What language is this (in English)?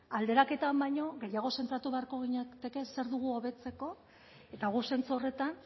Basque